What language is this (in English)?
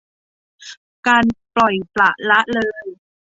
Thai